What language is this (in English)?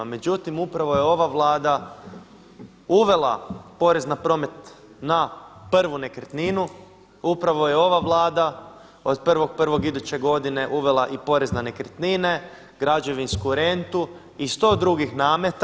Croatian